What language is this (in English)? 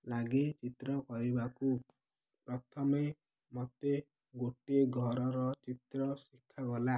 Odia